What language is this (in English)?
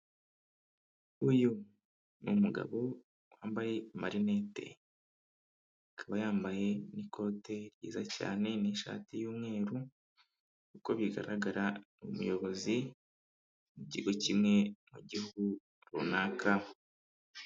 Kinyarwanda